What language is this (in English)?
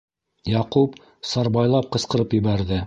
Bashkir